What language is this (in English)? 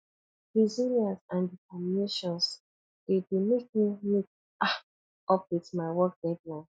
Nigerian Pidgin